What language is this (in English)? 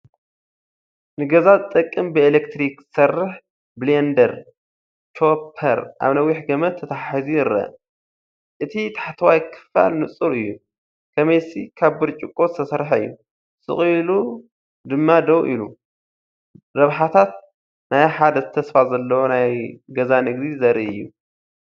Tigrinya